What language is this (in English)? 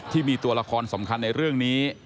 Thai